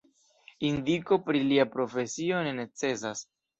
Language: Esperanto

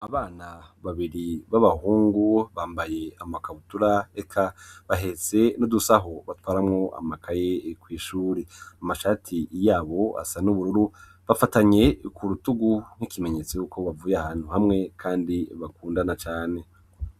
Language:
Rundi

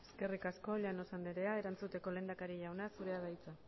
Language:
Basque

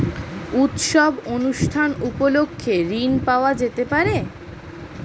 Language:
Bangla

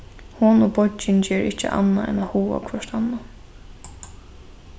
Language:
Faroese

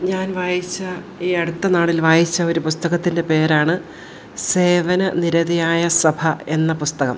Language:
Malayalam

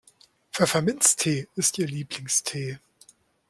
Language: German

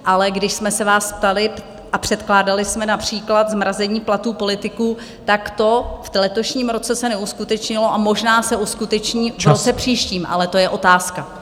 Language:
Czech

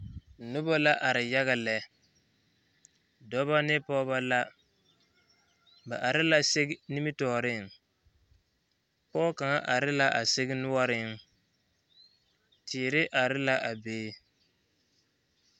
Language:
Southern Dagaare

